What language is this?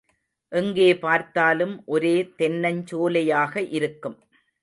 Tamil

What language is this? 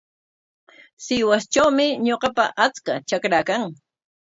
Corongo Ancash Quechua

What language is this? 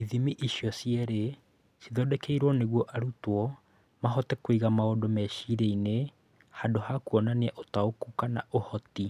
Kikuyu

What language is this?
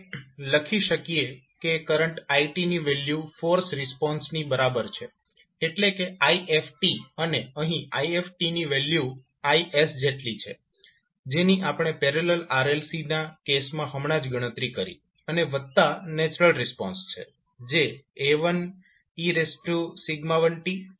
Gujarati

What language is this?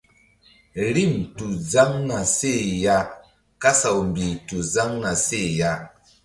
Mbum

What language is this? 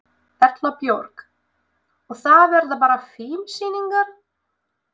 Icelandic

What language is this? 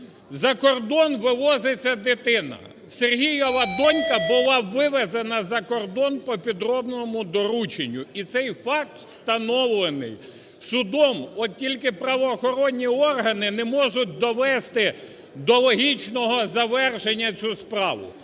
Ukrainian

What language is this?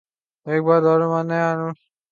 Urdu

